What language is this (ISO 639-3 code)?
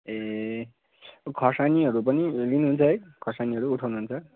nep